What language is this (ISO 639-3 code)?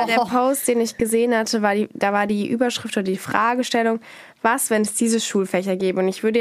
deu